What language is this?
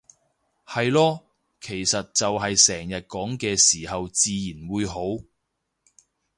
Cantonese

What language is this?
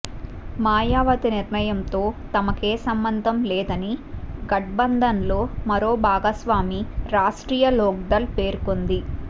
Telugu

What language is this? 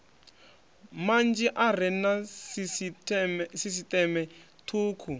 Venda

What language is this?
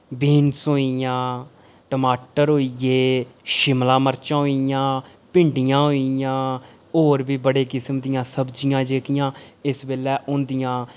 Dogri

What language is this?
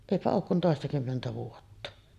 Finnish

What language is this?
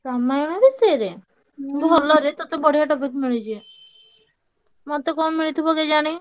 Odia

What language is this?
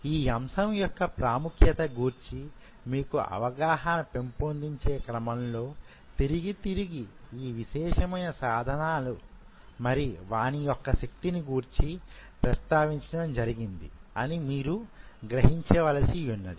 Telugu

